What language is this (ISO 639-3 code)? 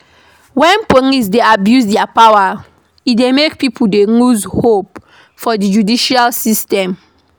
pcm